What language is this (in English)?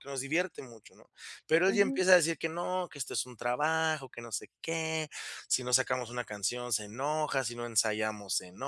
Spanish